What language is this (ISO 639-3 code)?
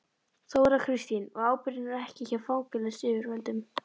isl